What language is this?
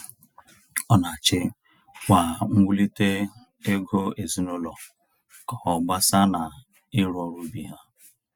Igbo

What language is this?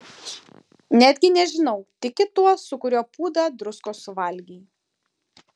Lithuanian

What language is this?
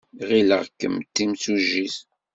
Kabyle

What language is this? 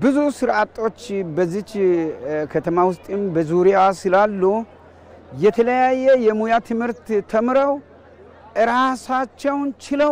Arabic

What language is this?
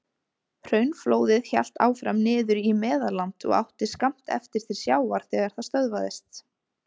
Icelandic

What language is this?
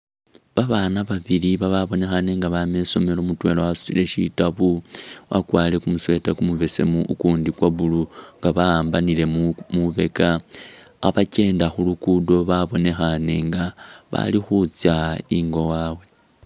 Masaaba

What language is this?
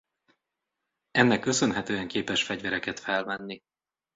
Hungarian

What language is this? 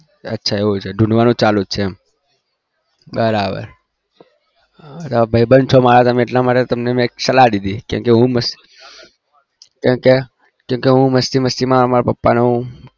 Gujarati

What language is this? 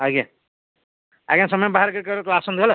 Odia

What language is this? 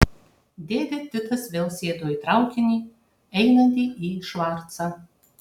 Lithuanian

